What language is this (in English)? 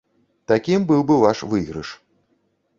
Belarusian